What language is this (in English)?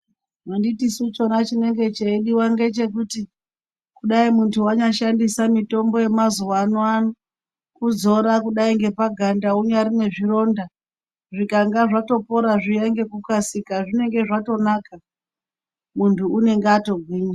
Ndau